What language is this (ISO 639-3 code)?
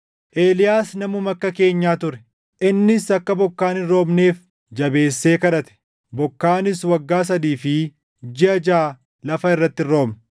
orm